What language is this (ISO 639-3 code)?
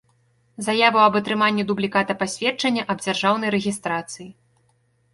bel